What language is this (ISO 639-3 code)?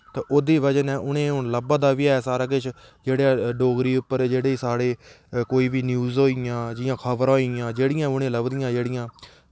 doi